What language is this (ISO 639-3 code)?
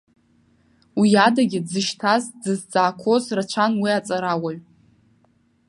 abk